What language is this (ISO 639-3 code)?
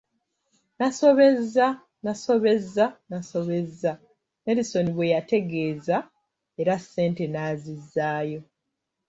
lug